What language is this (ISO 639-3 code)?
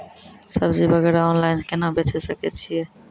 mai